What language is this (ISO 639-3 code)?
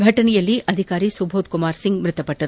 kan